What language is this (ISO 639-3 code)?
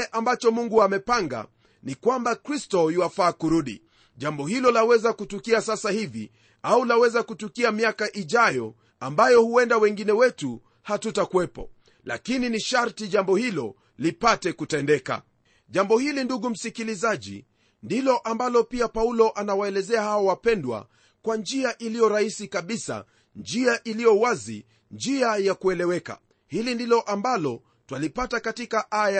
swa